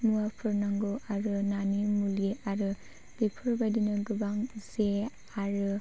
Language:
Bodo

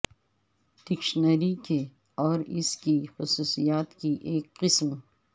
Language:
Urdu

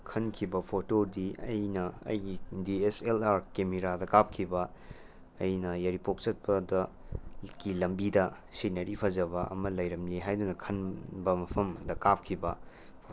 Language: Manipuri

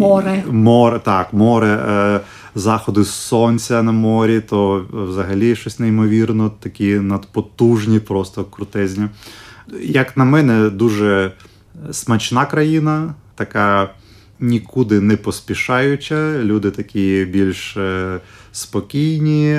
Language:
Ukrainian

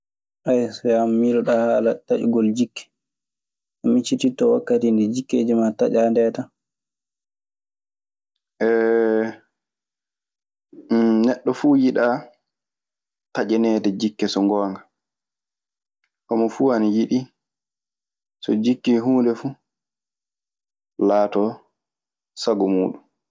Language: Maasina Fulfulde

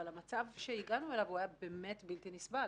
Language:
Hebrew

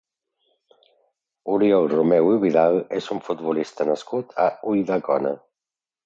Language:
Catalan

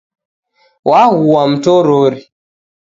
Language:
Taita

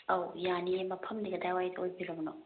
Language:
Manipuri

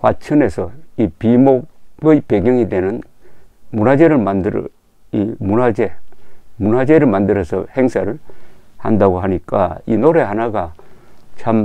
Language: Korean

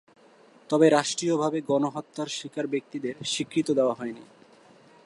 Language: Bangla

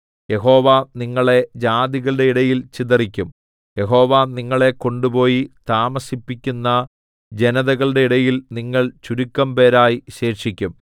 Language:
Malayalam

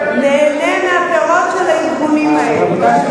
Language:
Hebrew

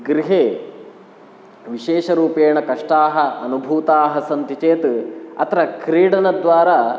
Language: Sanskrit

